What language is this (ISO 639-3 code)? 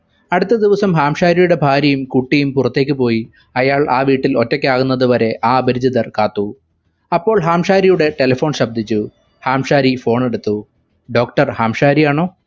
mal